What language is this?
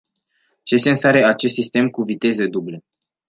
Romanian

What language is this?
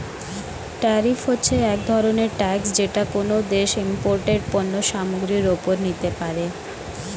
Bangla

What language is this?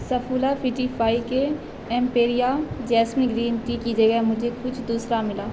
Urdu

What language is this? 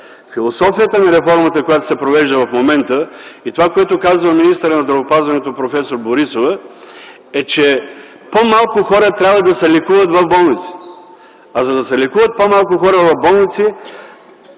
Bulgarian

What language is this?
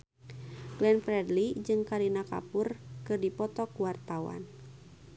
Sundanese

